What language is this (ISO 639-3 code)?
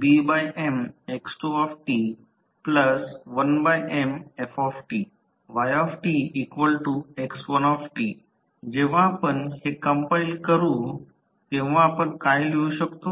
mar